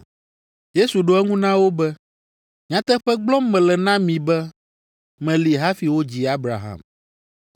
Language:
Ewe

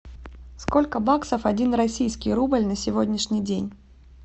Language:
Russian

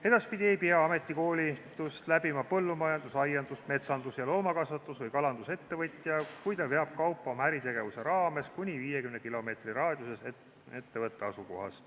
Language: Estonian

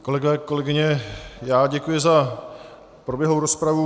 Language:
Czech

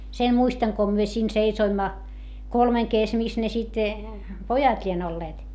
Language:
Finnish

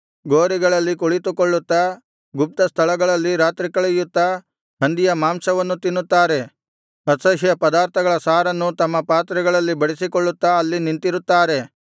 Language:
Kannada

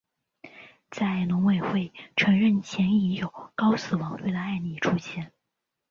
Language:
Chinese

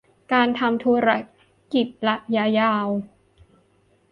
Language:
Thai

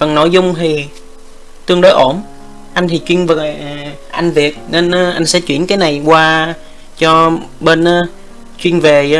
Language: Vietnamese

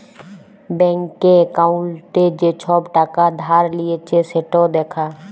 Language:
Bangla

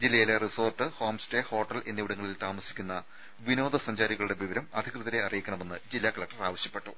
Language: Malayalam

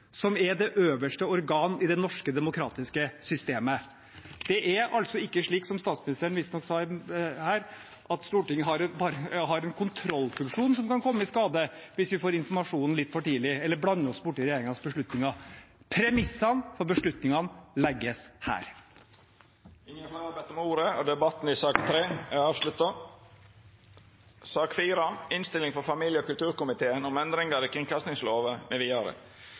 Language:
Norwegian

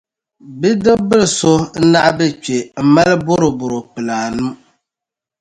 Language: Dagbani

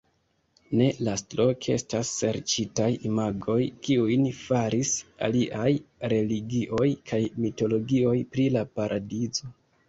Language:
Esperanto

